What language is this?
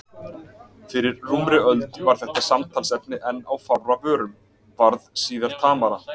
Icelandic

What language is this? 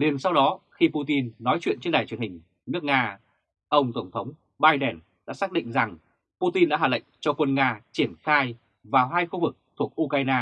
Vietnamese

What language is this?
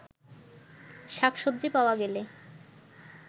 Bangla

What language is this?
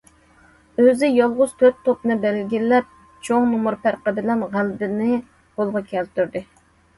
Uyghur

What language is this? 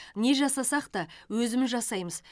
Kazakh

